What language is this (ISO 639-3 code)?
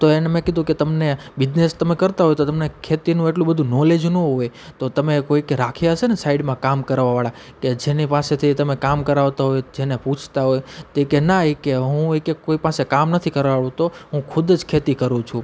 guj